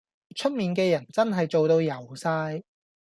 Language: Cantonese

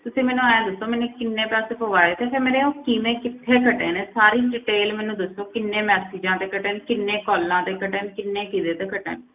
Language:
Punjabi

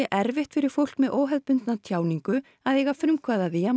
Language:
Icelandic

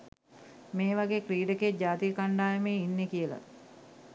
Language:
Sinhala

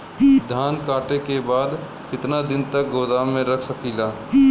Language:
Bhojpuri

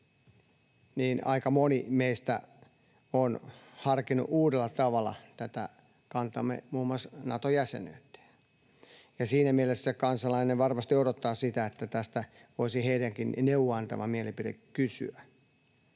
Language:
Finnish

